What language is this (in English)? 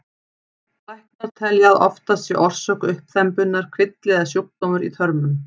Icelandic